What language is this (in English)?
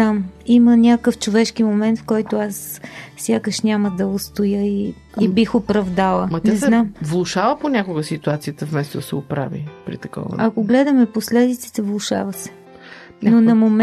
Bulgarian